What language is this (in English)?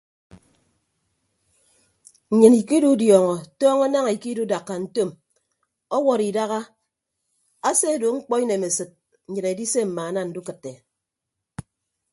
Ibibio